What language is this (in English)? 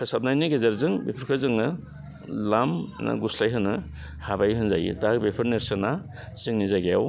Bodo